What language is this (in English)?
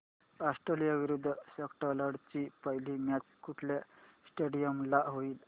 Marathi